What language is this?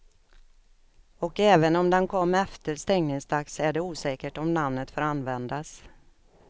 Swedish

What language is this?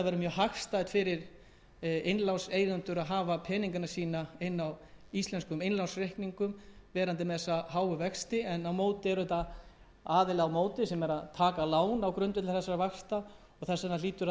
Icelandic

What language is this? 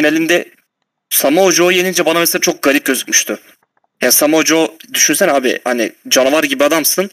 Turkish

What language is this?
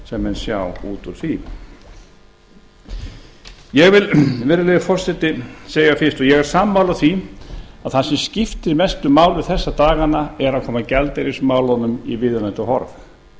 Icelandic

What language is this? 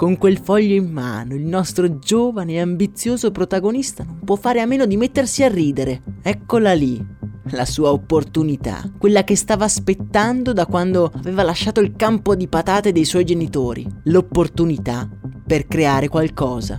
Italian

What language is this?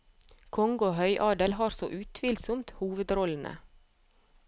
Norwegian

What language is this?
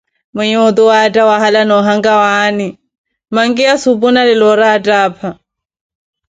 Koti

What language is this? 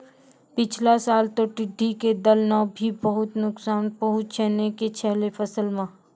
Maithili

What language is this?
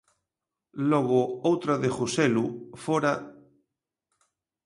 Galician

